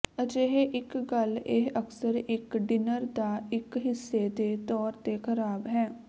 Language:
Punjabi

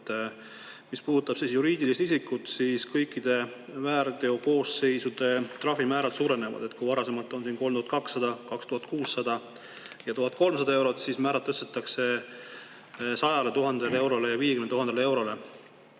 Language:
Estonian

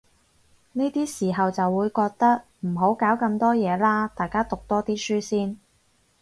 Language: Cantonese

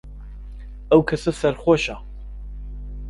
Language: Central Kurdish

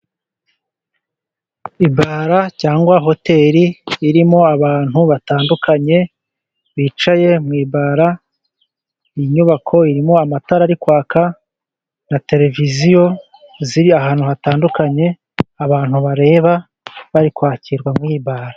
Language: Kinyarwanda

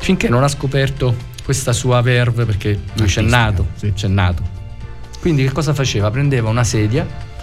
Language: Italian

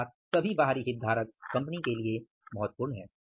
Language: Hindi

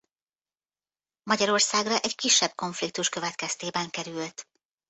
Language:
Hungarian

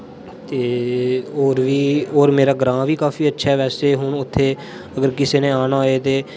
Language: Dogri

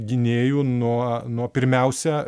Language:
Lithuanian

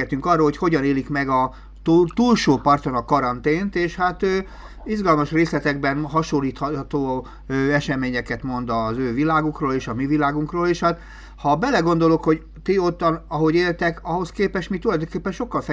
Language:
Hungarian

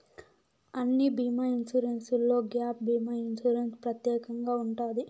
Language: Telugu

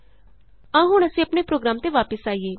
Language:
Punjabi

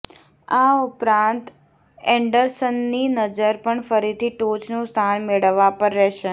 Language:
Gujarati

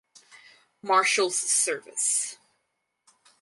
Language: English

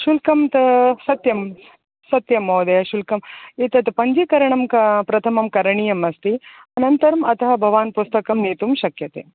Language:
Sanskrit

